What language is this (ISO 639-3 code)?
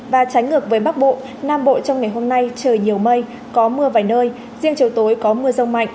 vie